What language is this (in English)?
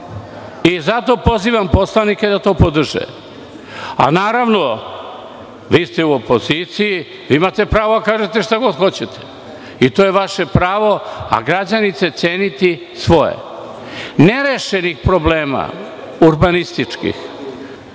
Serbian